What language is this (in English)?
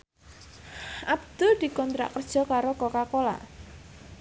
Javanese